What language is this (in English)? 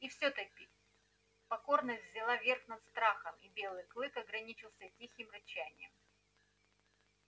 Russian